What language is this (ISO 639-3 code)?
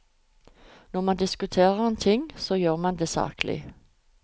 nor